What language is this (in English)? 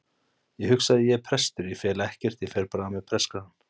Icelandic